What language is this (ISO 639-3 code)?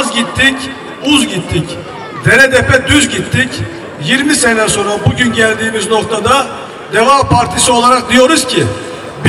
tur